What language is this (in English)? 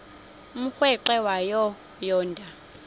Xhosa